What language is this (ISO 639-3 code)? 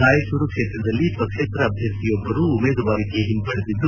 kan